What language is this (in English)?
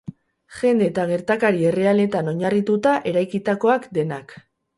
Basque